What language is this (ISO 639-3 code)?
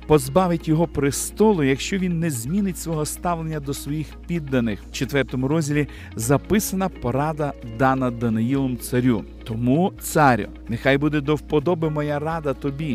ukr